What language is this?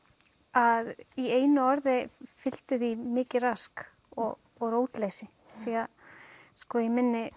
Icelandic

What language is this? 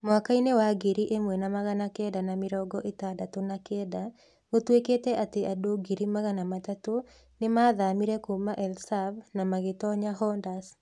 Kikuyu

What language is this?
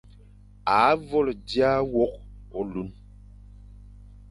Fang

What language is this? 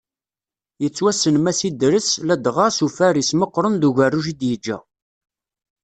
Kabyle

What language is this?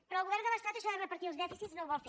Catalan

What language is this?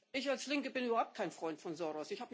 German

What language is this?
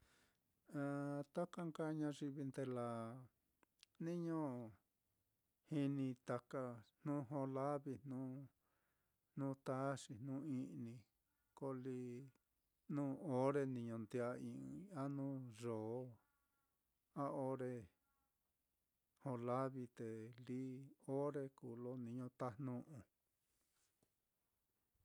Mitlatongo Mixtec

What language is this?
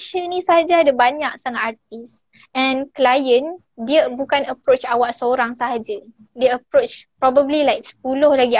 Malay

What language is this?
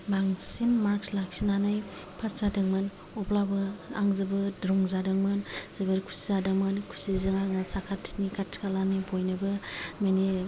Bodo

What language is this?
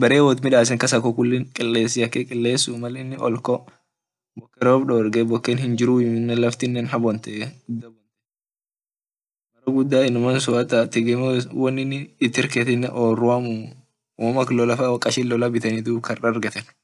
Orma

